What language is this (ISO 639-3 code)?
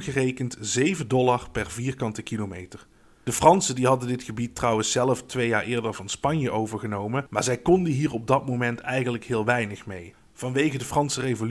nld